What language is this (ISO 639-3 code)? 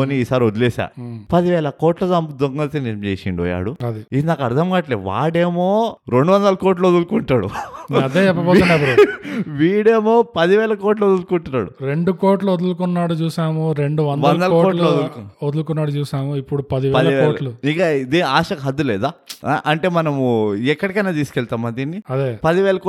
tel